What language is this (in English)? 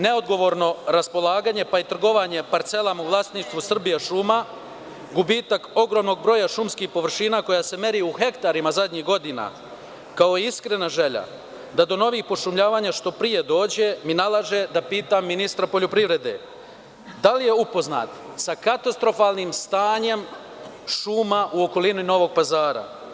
Serbian